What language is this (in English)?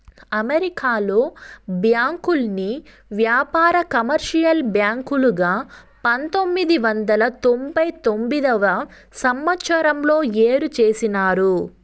Telugu